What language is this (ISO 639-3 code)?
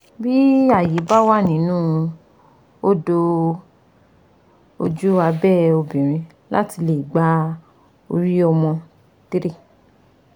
yor